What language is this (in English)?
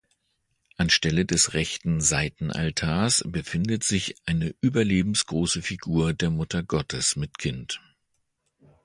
German